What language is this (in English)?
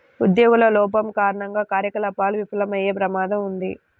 Telugu